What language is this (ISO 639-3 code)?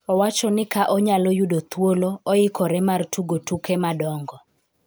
luo